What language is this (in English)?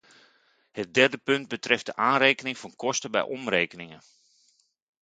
Dutch